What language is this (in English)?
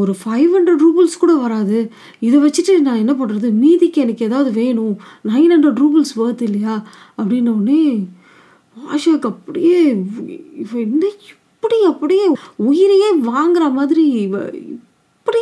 Tamil